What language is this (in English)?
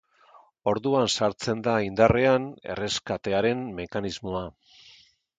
Basque